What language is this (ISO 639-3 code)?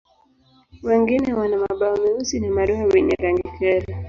swa